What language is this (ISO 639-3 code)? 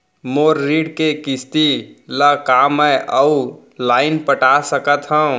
hne